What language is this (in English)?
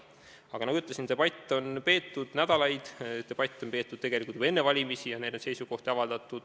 Estonian